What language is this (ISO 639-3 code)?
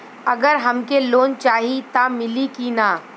bho